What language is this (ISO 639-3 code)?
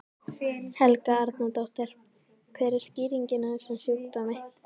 isl